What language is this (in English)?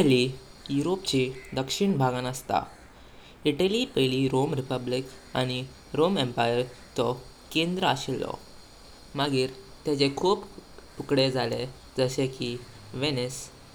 Konkani